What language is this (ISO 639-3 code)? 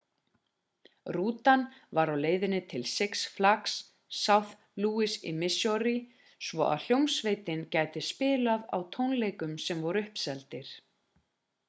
isl